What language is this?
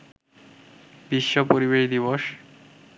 Bangla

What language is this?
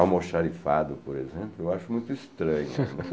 Portuguese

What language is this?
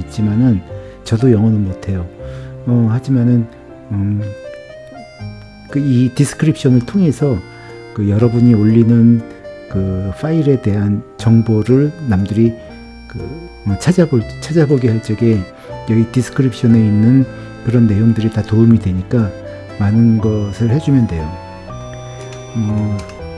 Korean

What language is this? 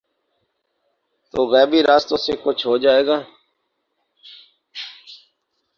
Urdu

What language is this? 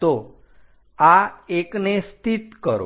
Gujarati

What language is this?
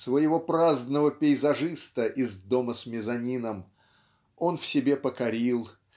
Russian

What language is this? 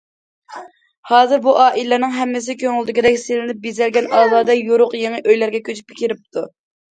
Uyghur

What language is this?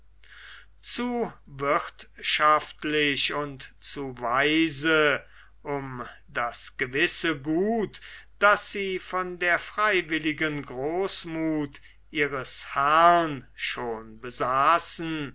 German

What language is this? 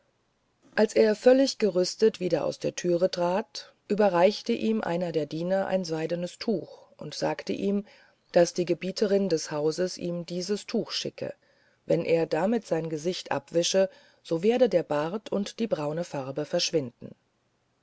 German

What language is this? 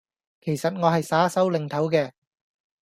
Cantonese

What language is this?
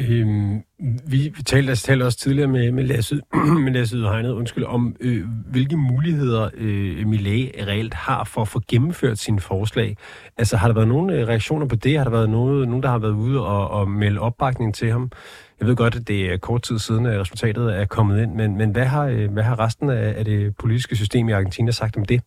Danish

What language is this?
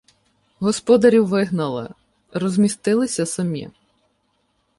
Ukrainian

